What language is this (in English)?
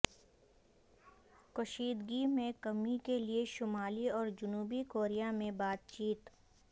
Urdu